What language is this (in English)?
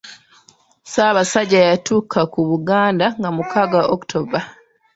Ganda